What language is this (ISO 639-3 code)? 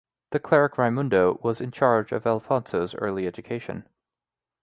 eng